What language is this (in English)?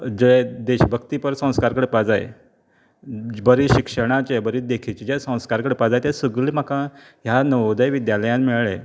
Konkani